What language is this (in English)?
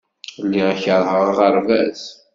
Kabyle